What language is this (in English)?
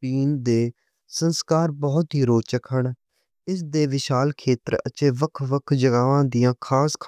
Western Panjabi